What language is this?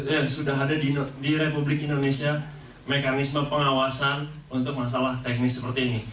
Indonesian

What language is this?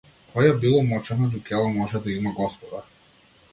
Macedonian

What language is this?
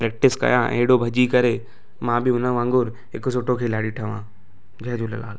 Sindhi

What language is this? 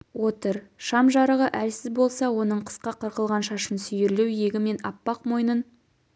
Kazakh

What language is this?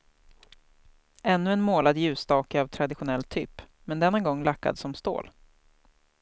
Swedish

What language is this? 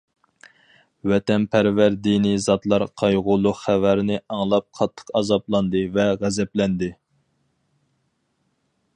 Uyghur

